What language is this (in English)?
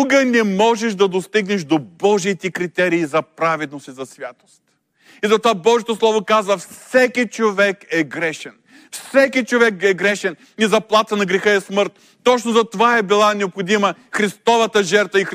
Bulgarian